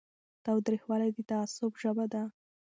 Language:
Pashto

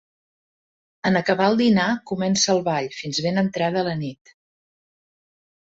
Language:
Catalan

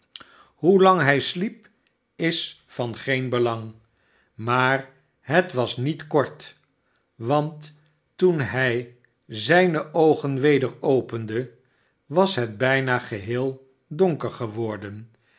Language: Dutch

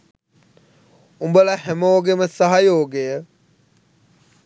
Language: Sinhala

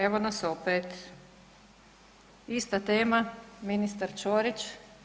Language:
Croatian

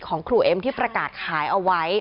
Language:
Thai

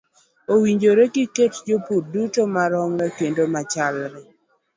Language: Luo (Kenya and Tanzania)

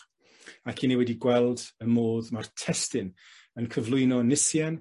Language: Welsh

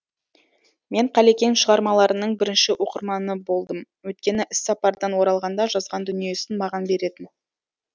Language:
Kazakh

